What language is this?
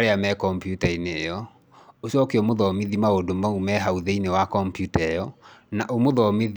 Kikuyu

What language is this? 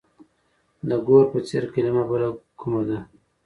Pashto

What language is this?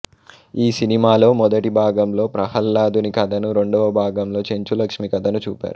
Telugu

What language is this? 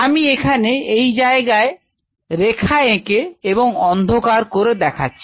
Bangla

